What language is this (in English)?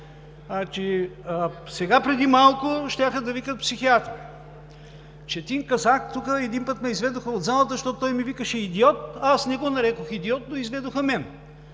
Bulgarian